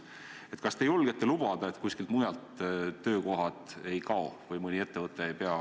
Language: Estonian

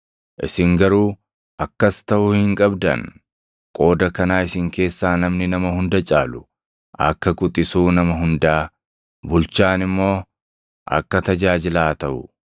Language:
Oromo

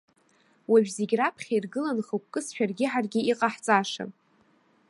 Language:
Abkhazian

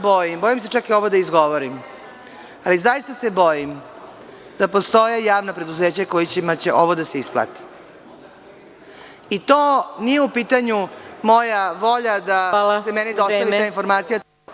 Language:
Serbian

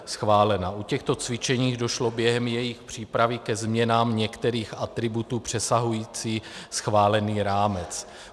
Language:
Czech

